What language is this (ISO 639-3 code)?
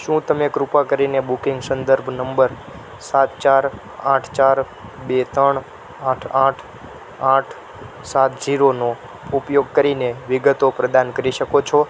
guj